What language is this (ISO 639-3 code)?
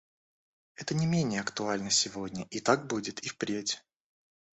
rus